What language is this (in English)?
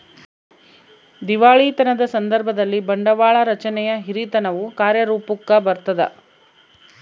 Kannada